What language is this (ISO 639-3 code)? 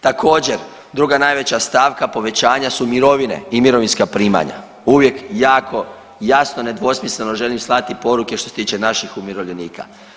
hrv